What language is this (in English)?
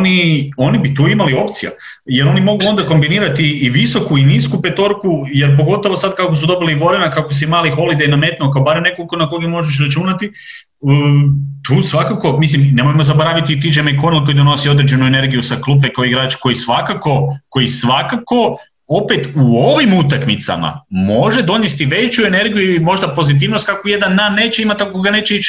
Croatian